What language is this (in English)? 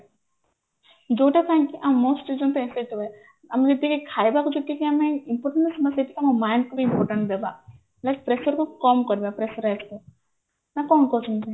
Odia